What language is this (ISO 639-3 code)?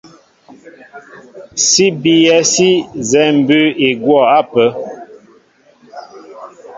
mbo